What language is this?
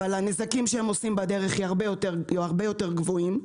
Hebrew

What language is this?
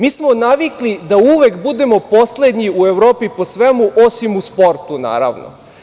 Serbian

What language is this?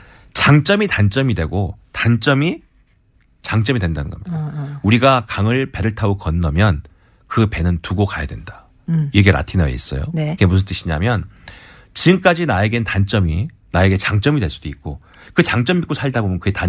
Korean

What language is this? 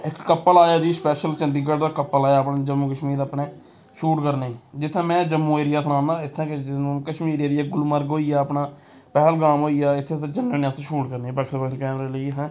Dogri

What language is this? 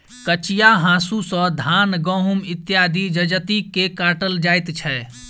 Maithili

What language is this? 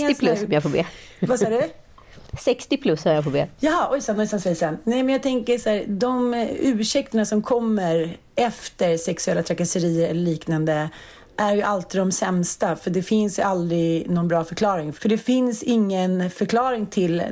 Swedish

